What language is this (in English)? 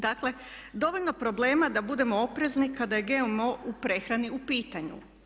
Croatian